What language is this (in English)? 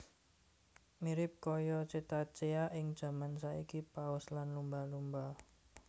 Javanese